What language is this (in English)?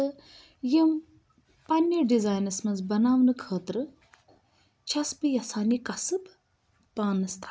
Kashmiri